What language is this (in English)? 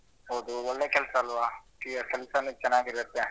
Kannada